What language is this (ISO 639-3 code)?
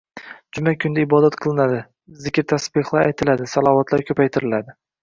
uzb